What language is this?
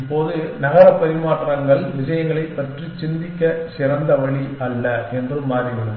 Tamil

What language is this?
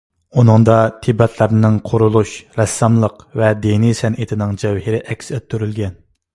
Uyghur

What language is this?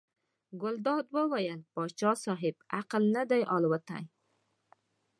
Pashto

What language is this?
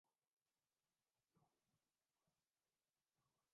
Urdu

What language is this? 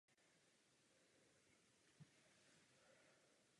Czech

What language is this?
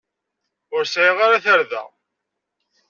Kabyle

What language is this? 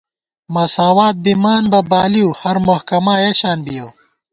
Gawar-Bati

